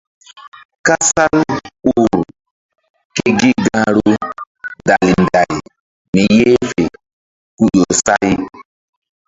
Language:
Mbum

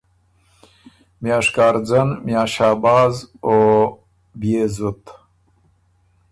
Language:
Ormuri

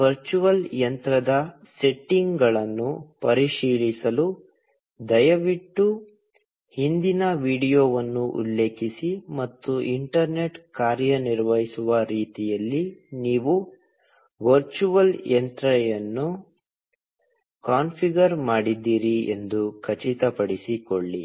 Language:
Kannada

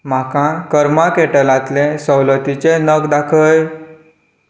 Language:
Konkani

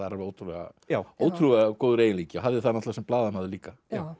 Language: Icelandic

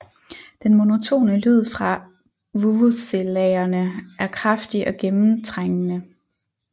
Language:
Danish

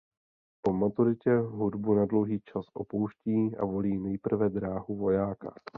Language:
Czech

